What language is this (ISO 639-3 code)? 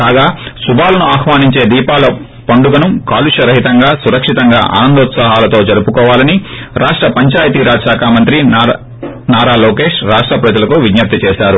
tel